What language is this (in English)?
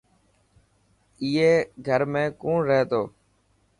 Dhatki